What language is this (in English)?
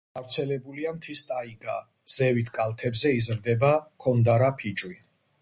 Georgian